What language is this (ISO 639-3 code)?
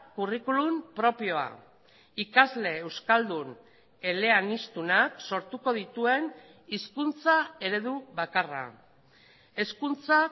eus